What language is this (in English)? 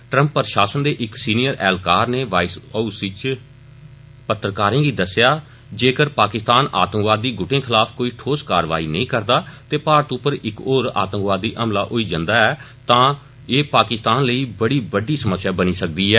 Dogri